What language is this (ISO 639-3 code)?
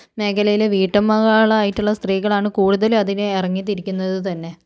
mal